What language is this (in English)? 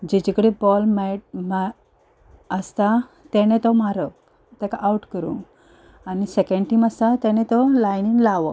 Konkani